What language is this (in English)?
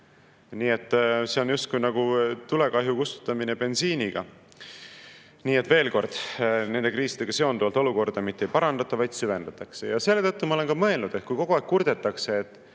Estonian